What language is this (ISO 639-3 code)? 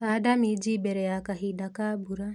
kik